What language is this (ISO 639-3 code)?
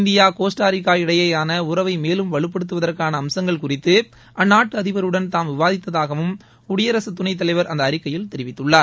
tam